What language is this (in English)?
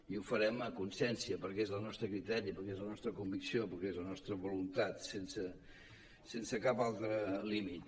Catalan